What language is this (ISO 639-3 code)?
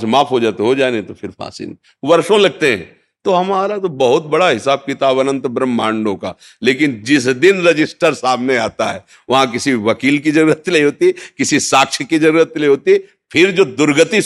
hin